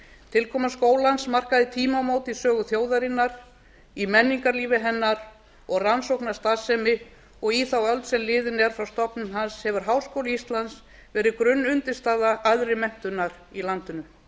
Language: Icelandic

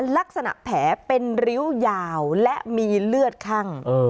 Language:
Thai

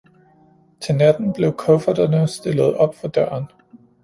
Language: Danish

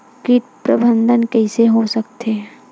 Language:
Chhattisgarhi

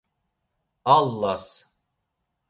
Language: Laz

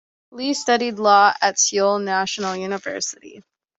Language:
English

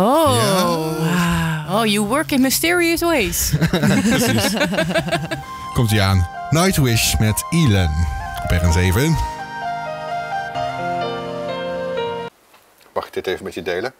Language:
Dutch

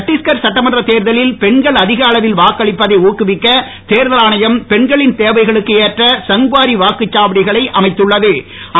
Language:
Tamil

